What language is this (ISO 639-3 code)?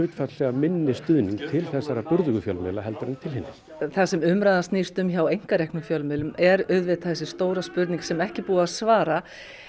isl